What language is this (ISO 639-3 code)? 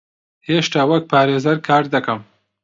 ckb